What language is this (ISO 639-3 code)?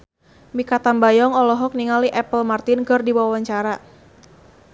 sun